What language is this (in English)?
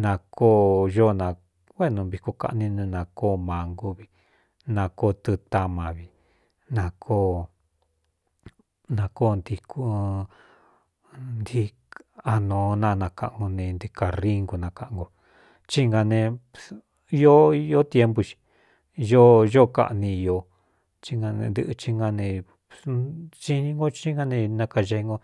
Cuyamecalco Mixtec